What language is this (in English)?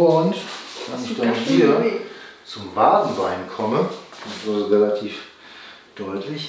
German